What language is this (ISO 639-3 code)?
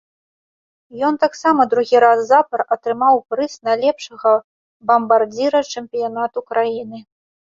bel